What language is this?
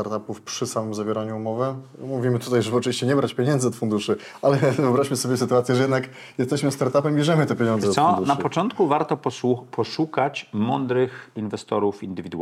Polish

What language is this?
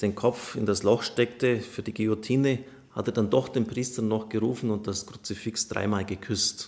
German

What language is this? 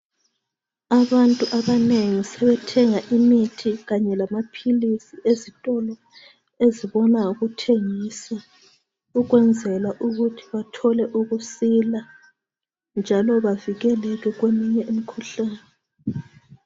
North Ndebele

